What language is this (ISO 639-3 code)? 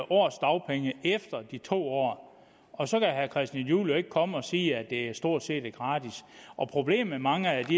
dan